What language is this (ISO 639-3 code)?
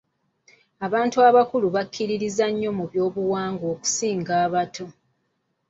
lug